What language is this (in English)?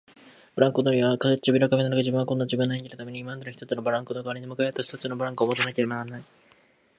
Japanese